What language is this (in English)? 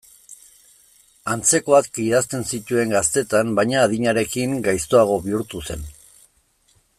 Basque